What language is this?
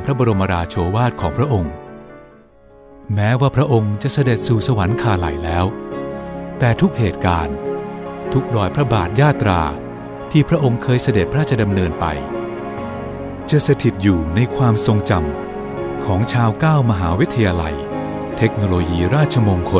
Thai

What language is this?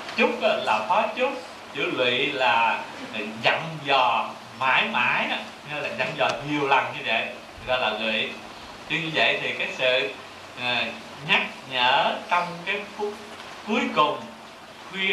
Vietnamese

